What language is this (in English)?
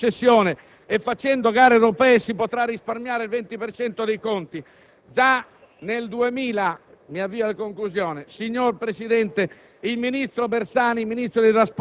Italian